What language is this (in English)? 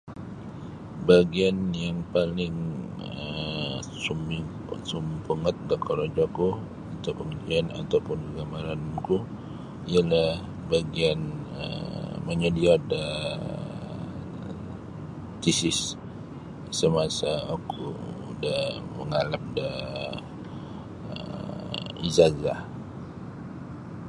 Sabah Bisaya